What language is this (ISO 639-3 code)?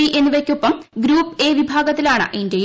mal